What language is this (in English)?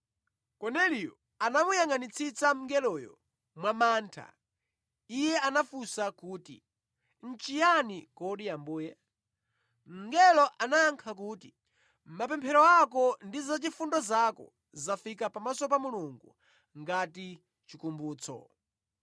Nyanja